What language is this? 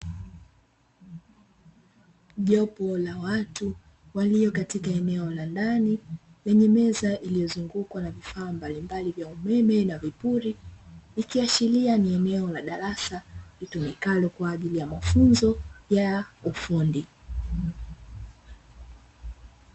Swahili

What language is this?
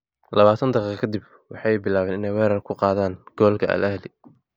Somali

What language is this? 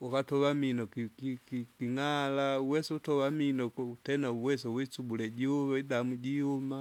Kinga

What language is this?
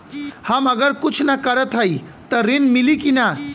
Bhojpuri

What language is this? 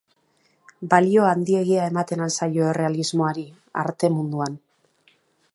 Basque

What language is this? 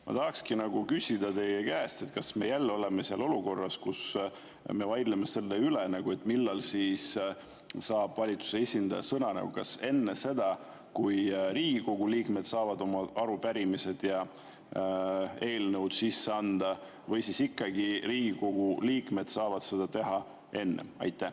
Estonian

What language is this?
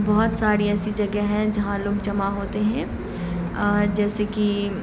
Urdu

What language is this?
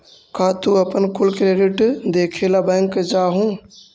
Magahi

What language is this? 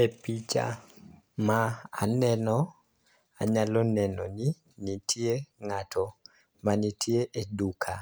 Luo (Kenya and Tanzania)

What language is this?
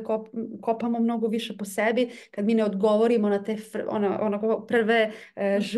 Croatian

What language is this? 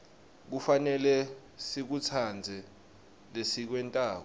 Swati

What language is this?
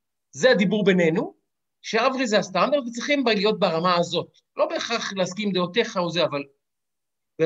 Hebrew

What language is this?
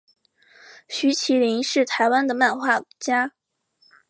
Chinese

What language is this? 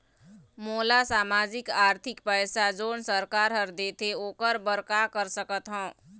Chhattisgarhi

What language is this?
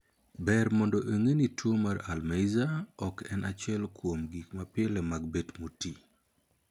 Luo (Kenya and Tanzania)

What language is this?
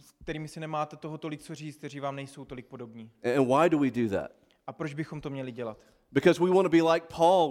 Czech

